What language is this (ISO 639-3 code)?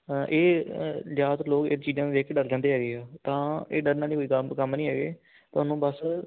pan